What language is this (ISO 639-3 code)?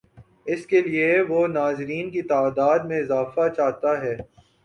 urd